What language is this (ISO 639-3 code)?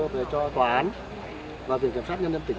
vie